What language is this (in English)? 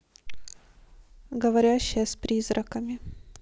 Russian